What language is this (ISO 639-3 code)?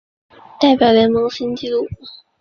zho